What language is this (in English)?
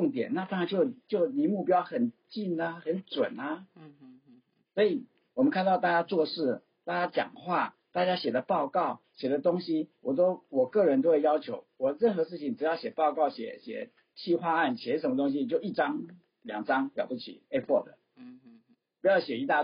Chinese